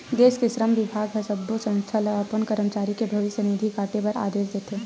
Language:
Chhattisgarhi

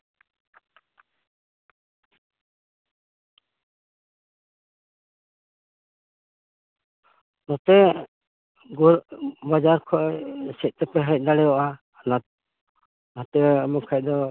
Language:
Santali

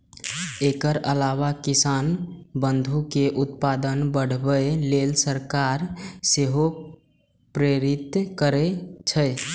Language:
Maithili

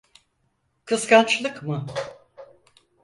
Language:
Turkish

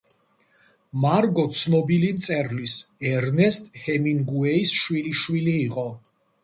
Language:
Georgian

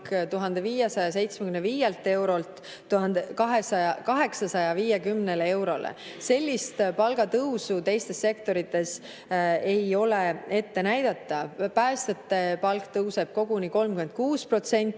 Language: Estonian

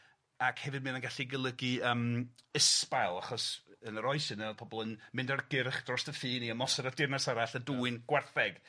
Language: Welsh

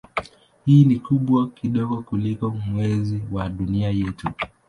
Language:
Swahili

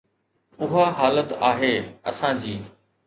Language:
Sindhi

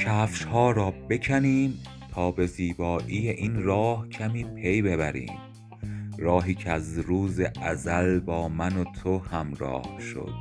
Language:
Persian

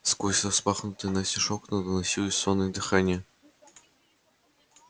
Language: Russian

